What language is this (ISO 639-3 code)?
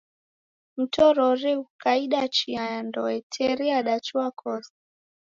dav